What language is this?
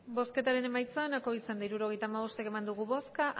Basque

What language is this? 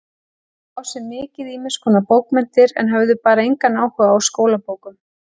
Icelandic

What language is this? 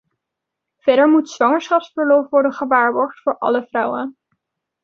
Dutch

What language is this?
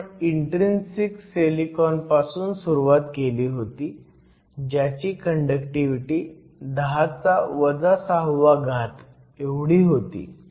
Marathi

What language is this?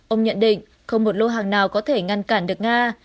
Vietnamese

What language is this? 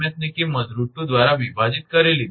Gujarati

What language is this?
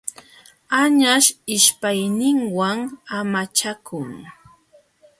Jauja Wanca Quechua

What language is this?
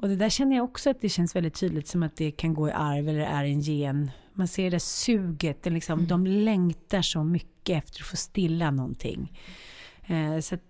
Swedish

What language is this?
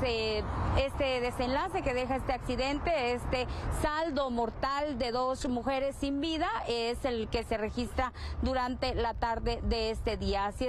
Spanish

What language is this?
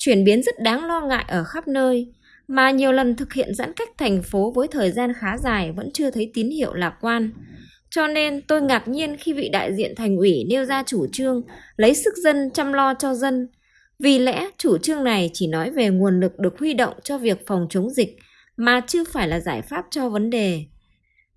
Vietnamese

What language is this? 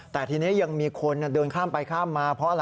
Thai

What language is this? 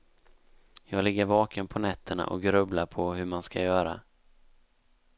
Swedish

